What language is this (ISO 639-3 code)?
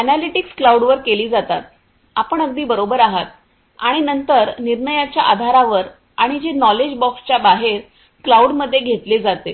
mar